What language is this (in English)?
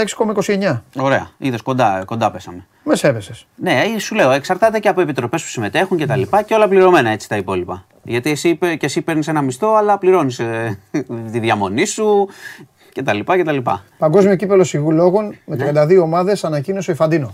Greek